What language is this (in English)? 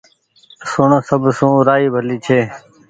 Goaria